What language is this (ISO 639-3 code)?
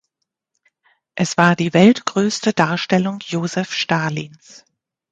deu